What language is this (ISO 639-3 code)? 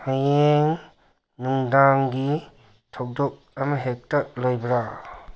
mni